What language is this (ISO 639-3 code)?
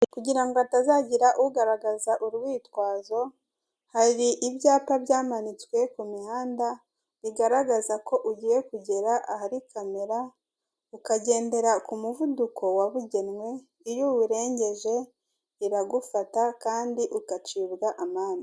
kin